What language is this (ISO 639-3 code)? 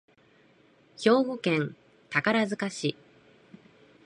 jpn